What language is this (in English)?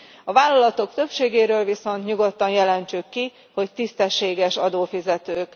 Hungarian